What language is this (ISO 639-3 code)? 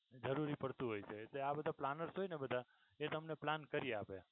guj